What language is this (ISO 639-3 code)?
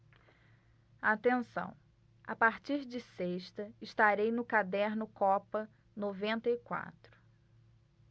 por